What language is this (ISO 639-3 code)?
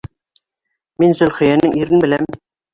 bak